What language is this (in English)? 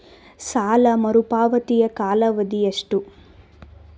Kannada